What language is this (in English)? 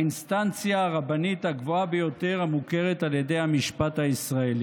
Hebrew